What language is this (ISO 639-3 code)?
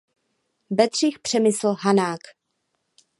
ces